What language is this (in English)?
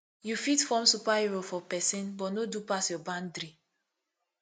Nigerian Pidgin